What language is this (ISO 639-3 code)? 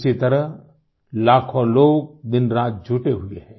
hin